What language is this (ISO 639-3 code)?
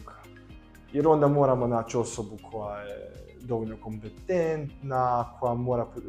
hrv